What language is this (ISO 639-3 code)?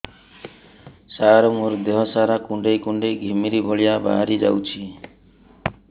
ori